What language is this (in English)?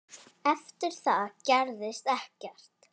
Icelandic